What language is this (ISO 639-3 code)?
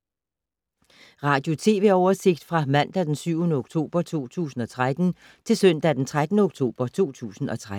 dan